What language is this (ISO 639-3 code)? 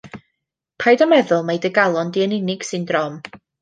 cym